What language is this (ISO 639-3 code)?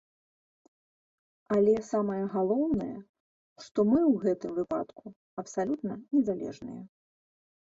bel